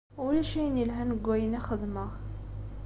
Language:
Kabyle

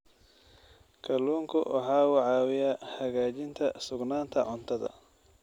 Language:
Somali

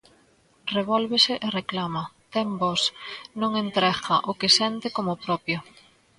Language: Galician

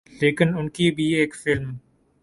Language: Urdu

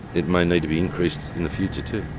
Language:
English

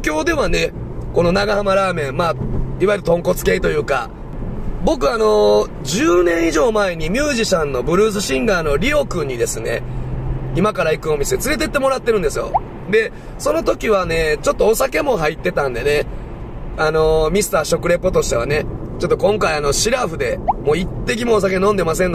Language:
Japanese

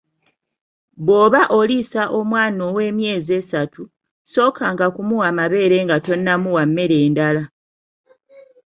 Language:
Ganda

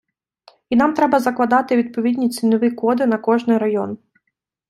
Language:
Ukrainian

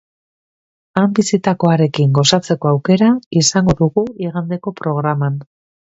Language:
Basque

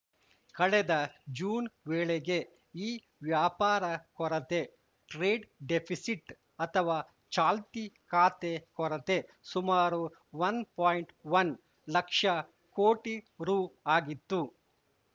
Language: Kannada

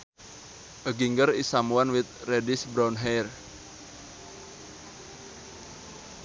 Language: Sundanese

